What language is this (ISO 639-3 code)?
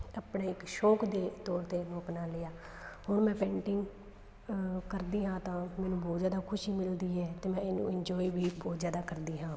pan